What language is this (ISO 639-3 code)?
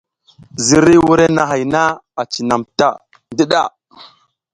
giz